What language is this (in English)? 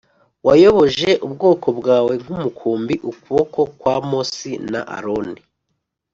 Kinyarwanda